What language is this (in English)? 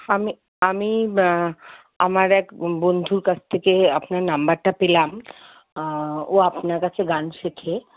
Bangla